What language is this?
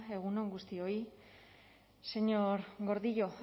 Basque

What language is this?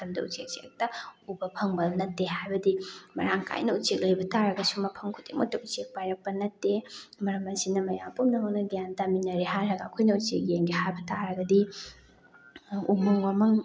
Manipuri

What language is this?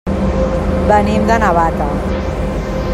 Catalan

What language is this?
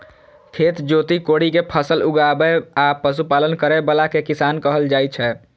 Maithili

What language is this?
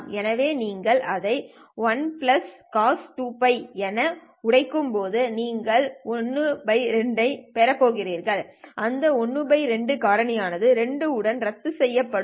Tamil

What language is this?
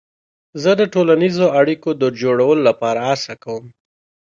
Pashto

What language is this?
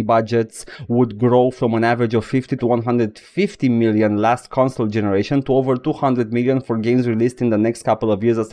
Romanian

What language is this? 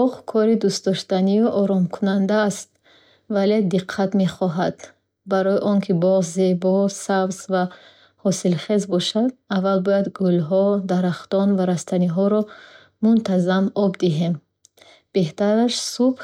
Bukharic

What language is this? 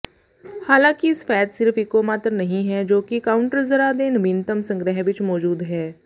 Punjabi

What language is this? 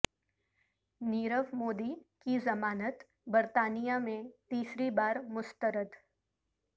Urdu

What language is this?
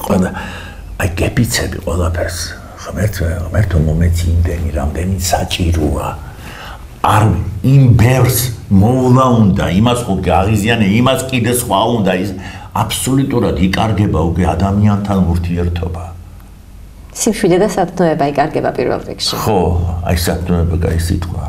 Romanian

